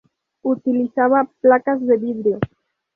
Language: Spanish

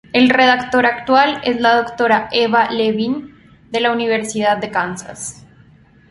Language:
Spanish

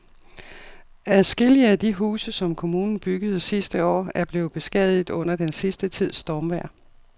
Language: Danish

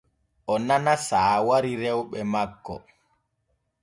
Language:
Borgu Fulfulde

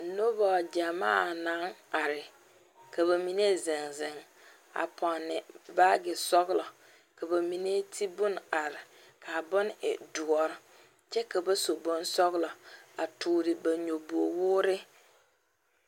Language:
Southern Dagaare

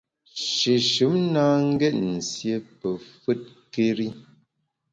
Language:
Bamun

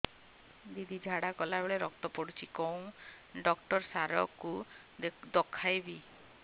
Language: Odia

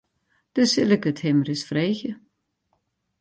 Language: Western Frisian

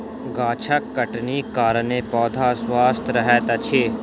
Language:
Maithili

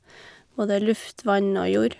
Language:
Norwegian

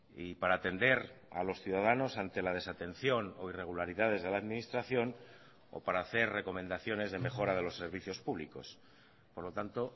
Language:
Spanish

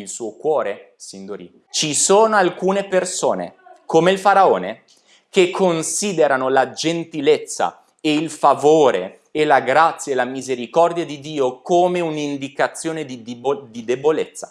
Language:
Italian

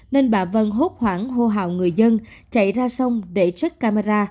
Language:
Vietnamese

